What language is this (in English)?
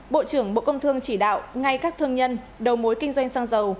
Vietnamese